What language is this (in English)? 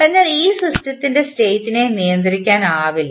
Malayalam